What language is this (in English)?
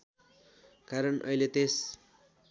Nepali